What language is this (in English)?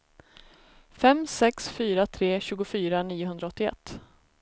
Swedish